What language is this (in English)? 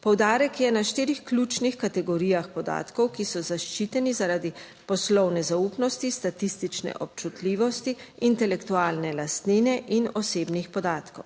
Slovenian